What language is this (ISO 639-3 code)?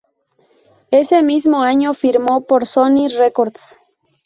spa